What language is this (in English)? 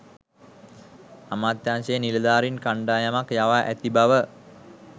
Sinhala